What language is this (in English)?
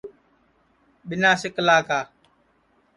Sansi